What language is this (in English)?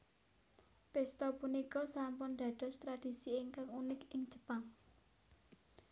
Javanese